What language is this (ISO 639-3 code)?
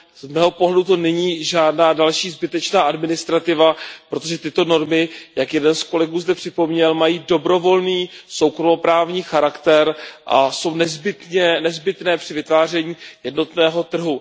ces